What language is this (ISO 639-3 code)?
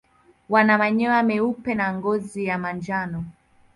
swa